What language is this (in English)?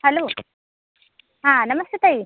Marathi